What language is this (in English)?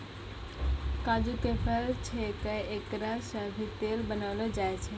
Maithili